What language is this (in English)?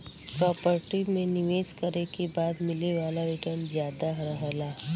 Bhojpuri